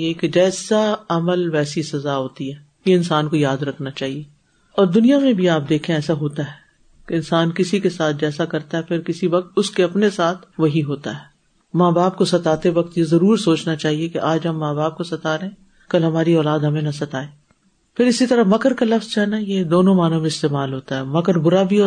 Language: Urdu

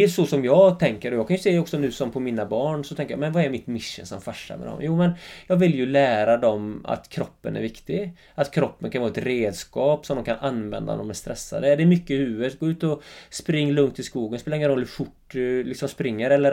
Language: Swedish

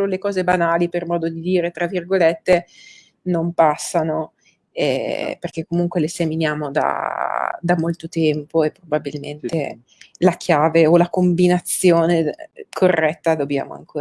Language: Italian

